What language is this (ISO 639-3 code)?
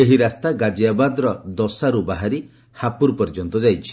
ori